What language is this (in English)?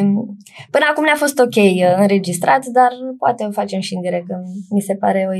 Romanian